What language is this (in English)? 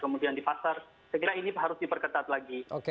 Indonesian